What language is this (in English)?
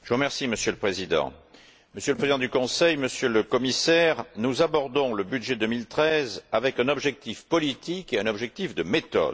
French